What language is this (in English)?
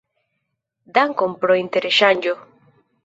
Esperanto